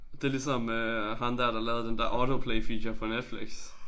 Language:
Danish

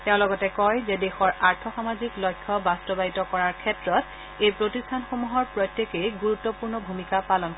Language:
Assamese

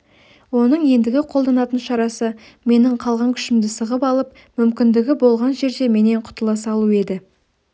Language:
Kazakh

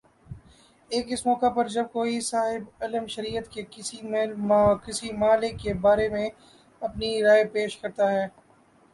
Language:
Urdu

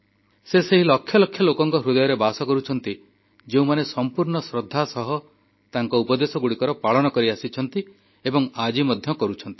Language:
Odia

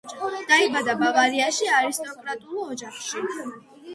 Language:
Georgian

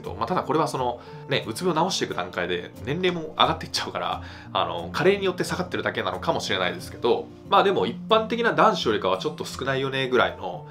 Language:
Japanese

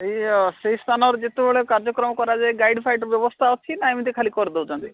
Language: Odia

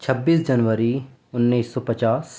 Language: Urdu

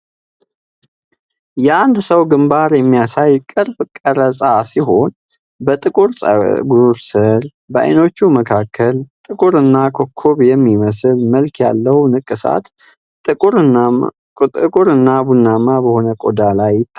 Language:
Amharic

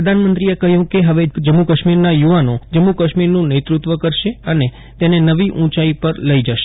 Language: Gujarati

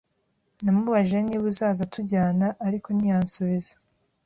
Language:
Kinyarwanda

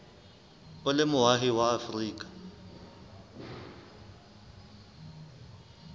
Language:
Southern Sotho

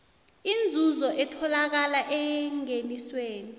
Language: South Ndebele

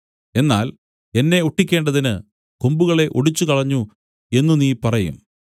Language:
Malayalam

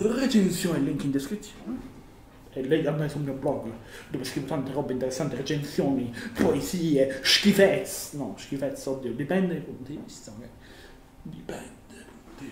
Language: Italian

